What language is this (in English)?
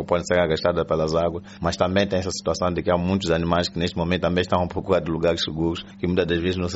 Portuguese